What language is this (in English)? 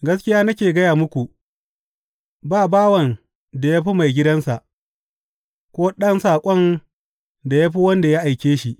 Hausa